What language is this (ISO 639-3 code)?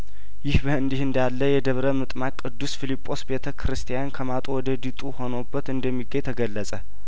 amh